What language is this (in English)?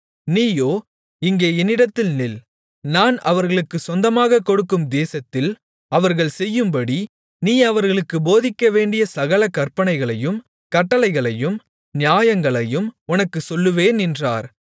Tamil